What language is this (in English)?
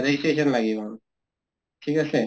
Assamese